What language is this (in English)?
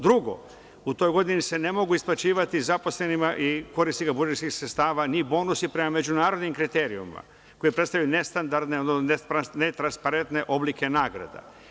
Serbian